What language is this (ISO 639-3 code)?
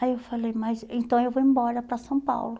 por